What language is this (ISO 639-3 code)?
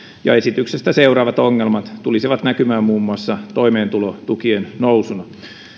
fin